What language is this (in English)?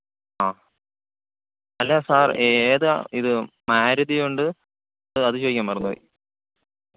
Malayalam